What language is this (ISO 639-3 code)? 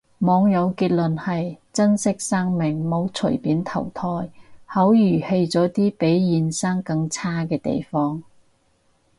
yue